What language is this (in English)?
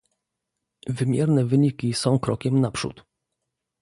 Polish